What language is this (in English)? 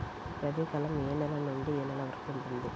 Telugu